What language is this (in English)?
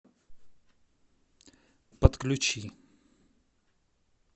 Russian